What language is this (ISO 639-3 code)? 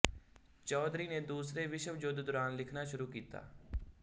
pan